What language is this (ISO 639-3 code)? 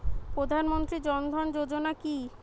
ben